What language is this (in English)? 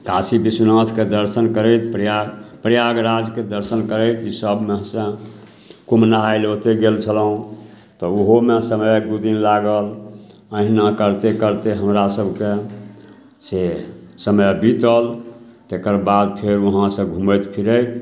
Maithili